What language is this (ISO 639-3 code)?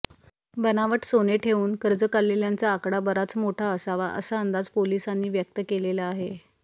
mar